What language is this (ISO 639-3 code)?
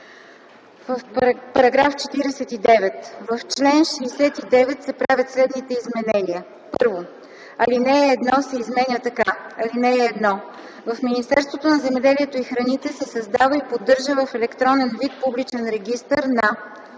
bul